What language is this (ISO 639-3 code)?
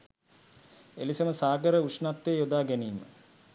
sin